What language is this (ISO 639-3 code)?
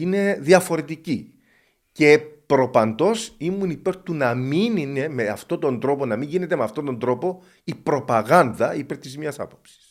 ell